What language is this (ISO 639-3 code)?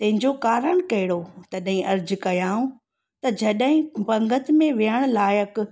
snd